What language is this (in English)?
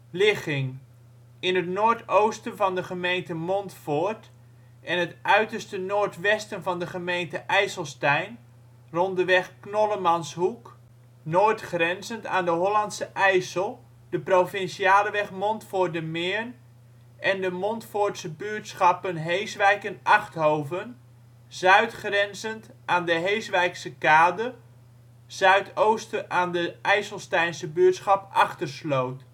Dutch